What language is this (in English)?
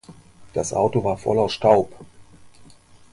German